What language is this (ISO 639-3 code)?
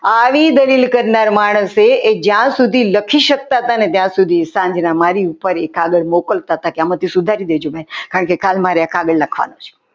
guj